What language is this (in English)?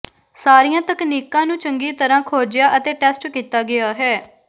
Punjabi